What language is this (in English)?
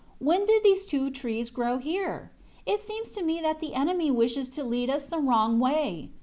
English